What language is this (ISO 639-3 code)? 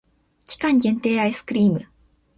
jpn